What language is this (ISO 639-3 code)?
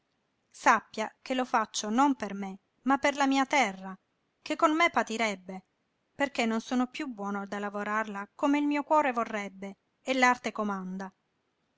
ita